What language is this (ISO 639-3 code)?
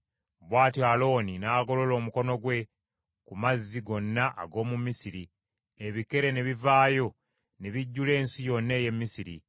lug